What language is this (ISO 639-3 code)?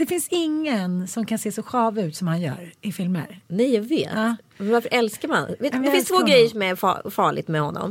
swe